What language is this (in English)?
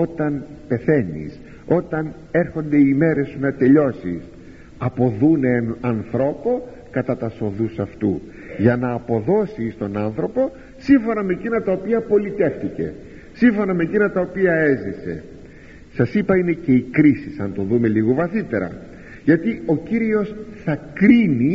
Greek